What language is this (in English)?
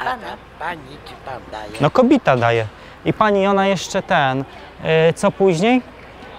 Polish